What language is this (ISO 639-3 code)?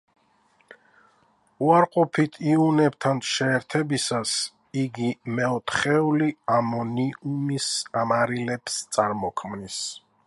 kat